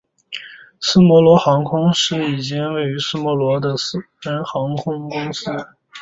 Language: Chinese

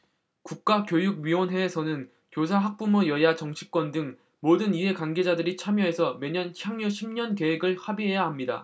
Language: Korean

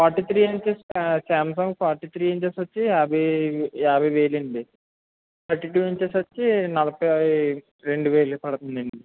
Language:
Telugu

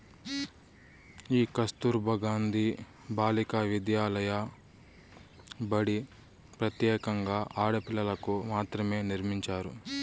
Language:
Telugu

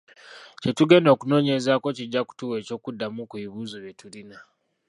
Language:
Ganda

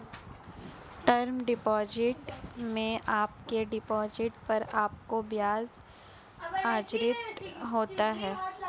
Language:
Hindi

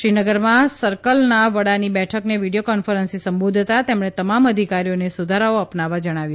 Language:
Gujarati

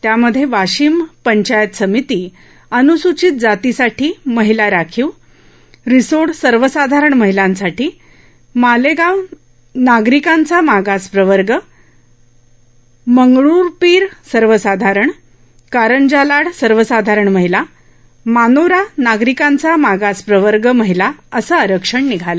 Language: Marathi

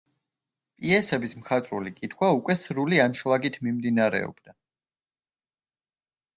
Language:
Georgian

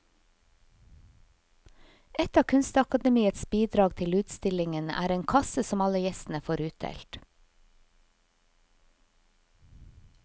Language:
Norwegian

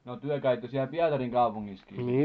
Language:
Finnish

